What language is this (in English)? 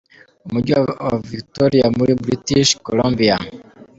Kinyarwanda